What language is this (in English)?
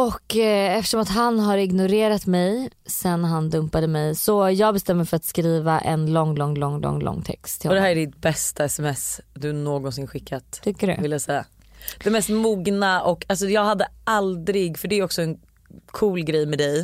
Swedish